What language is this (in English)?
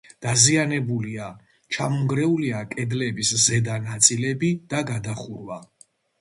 Georgian